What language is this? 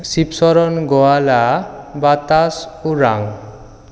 Assamese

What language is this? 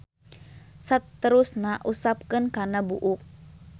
Sundanese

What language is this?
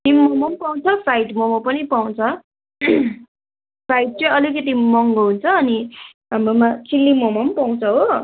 Nepali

